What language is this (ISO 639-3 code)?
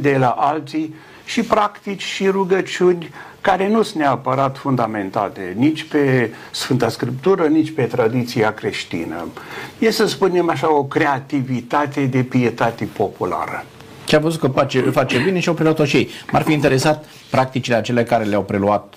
ron